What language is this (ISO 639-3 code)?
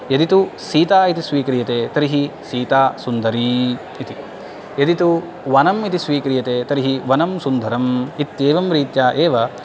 san